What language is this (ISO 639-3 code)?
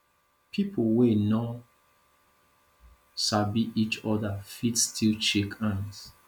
pcm